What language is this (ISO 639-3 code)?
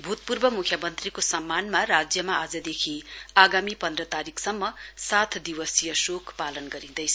nep